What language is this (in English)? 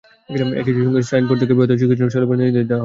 Bangla